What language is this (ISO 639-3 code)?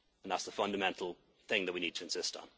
eng